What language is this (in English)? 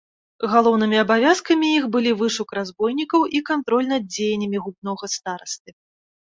Belarusian